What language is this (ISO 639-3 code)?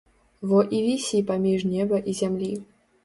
bel